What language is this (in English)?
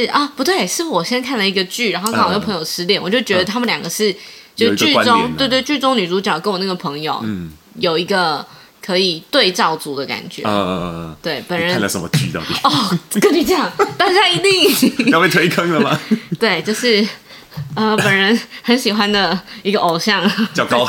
Chinese